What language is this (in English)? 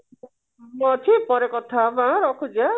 Odia